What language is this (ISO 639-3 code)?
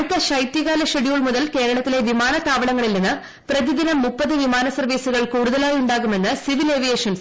mal